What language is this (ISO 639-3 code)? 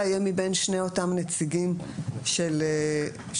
heb